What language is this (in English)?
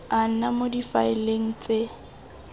Tswana